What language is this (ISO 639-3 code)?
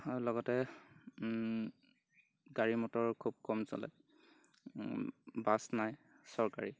asm